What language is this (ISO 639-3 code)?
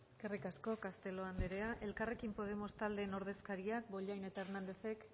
eus